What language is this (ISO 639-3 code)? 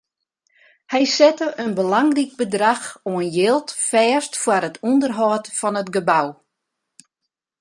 fry